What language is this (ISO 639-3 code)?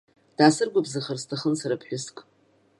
abk